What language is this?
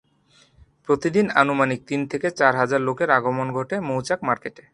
Bangla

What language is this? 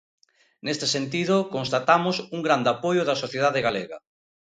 Galician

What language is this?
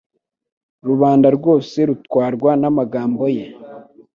Kinyarwanda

